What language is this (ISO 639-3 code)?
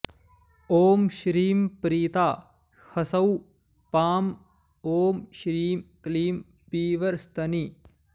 san